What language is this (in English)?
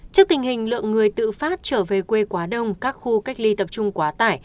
Vietnamese